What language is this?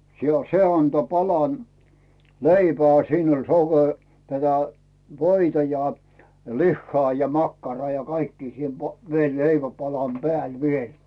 Finnish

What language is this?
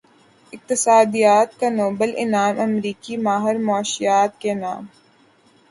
Urdu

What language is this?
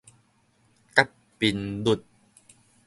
Min Nan Chinese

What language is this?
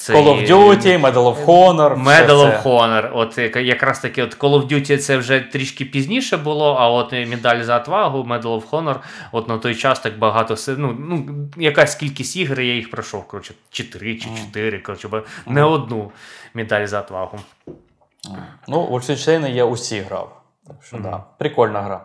Ukrainian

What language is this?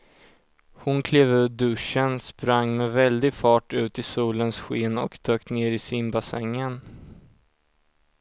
Swedish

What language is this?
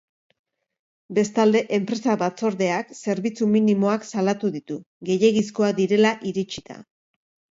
Basque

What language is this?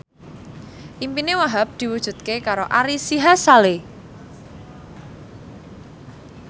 Javanese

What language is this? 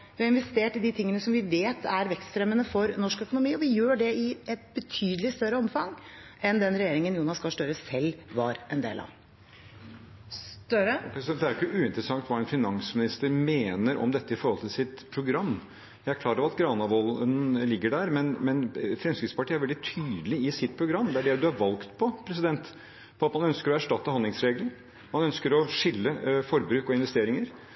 Norwegian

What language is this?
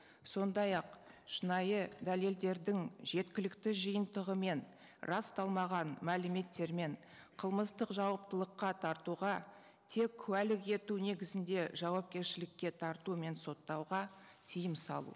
Kazakh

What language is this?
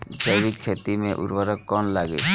Bhojpuri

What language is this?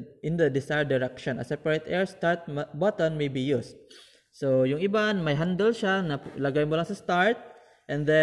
Filipino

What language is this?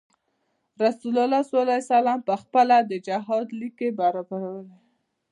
Pashto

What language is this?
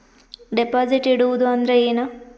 Kannada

